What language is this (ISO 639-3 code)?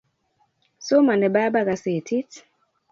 kln